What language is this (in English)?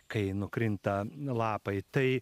Lithuanian